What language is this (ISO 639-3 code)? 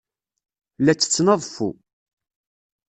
kab